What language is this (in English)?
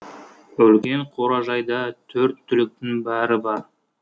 Kazakh